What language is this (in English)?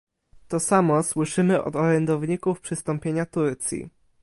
Polish